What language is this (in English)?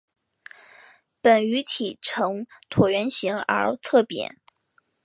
Chinese